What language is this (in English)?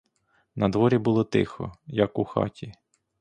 Ukrainian